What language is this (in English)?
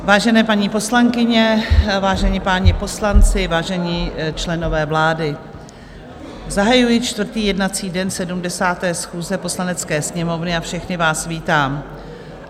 Czech